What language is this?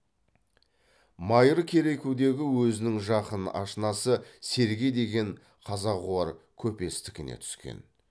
Kazakh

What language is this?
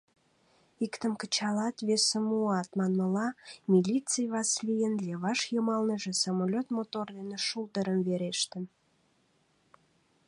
Mari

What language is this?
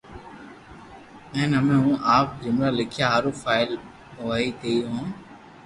Loarki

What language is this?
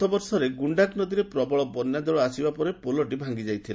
Odia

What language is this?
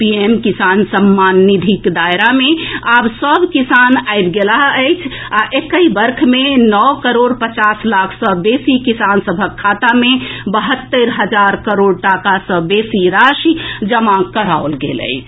Maithili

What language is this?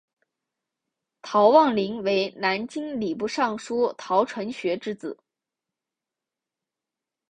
Chinese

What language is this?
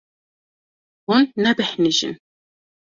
Kurdish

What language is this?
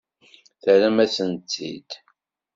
Kabyle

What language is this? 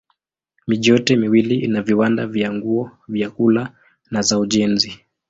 Swahili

